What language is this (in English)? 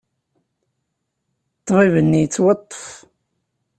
Kabyle